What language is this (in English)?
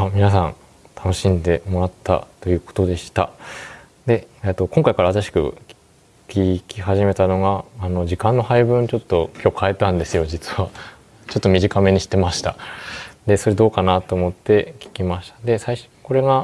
Japanese